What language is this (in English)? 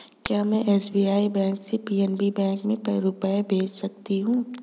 Hindi